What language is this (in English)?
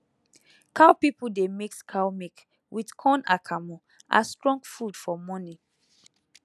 Nigerian Pidgin